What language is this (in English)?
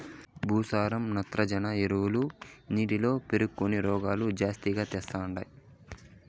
Telugu